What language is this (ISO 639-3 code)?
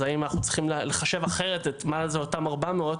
heb